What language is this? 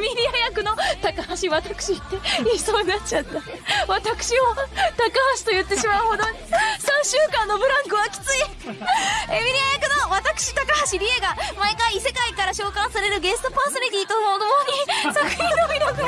Japanese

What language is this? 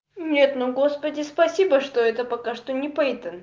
Russian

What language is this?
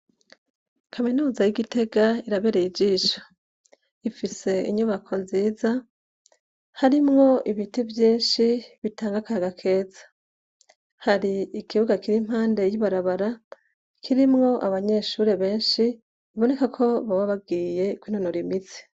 Rundi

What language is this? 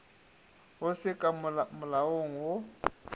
Northern Sotho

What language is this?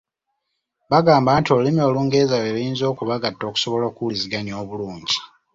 Ganda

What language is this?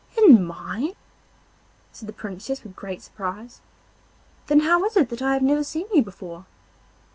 English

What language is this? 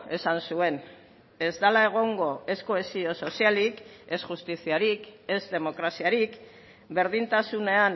Basque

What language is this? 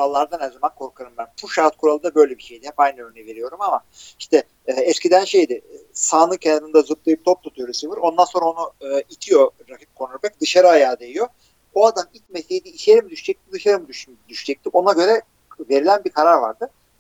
Turkish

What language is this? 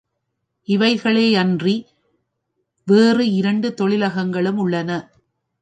Tamil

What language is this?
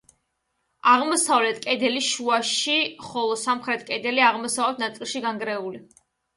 Georgian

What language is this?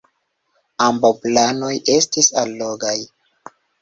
Esperanto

